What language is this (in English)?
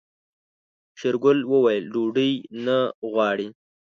Pashto